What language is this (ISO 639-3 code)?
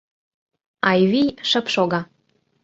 chm